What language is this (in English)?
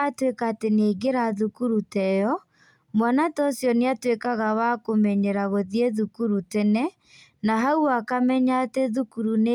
Kikuyu